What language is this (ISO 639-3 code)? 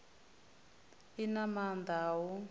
ven